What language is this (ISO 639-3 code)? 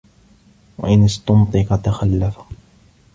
ara